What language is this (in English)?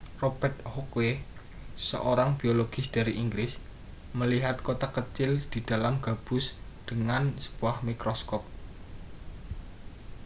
Indonesian